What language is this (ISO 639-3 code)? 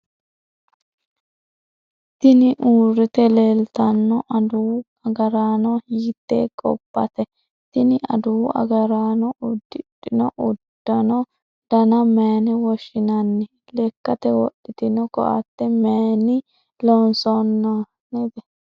sid